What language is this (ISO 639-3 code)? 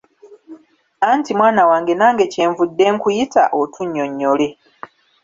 lug